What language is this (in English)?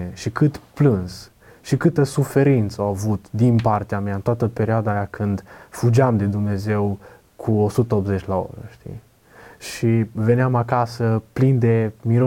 Romanian